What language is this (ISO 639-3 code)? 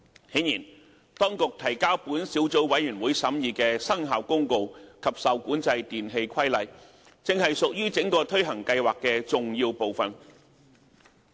yue